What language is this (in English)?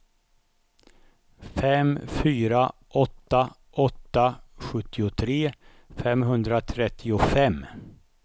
Swedish